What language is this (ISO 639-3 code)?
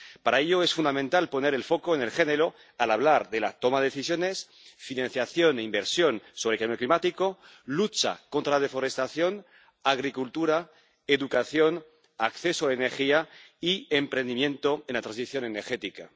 spa